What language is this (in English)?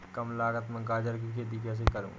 Hindi